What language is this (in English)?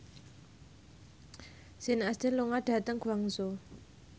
Javanese